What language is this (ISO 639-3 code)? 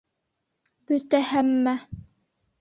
bak